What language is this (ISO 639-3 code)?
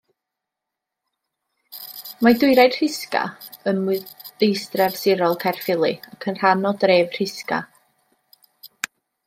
cym